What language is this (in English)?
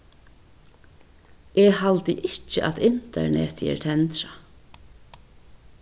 Faroese